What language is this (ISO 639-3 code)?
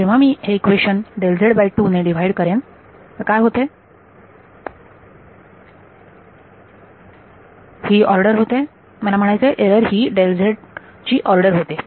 mar